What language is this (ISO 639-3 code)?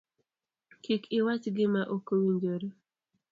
luo